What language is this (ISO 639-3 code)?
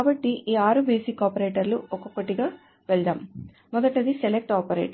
tel